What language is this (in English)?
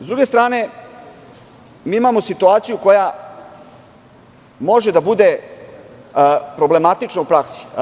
Serbian